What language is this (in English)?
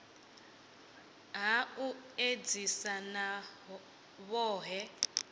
Venda